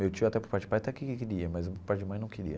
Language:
Portuguese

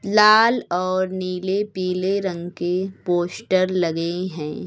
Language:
Hindi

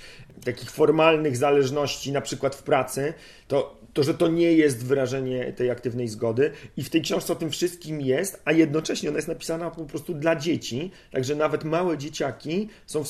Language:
Polish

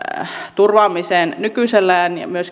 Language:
Finnish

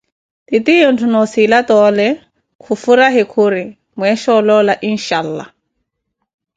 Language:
Koti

